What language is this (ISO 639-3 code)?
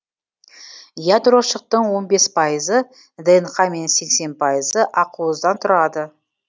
kaz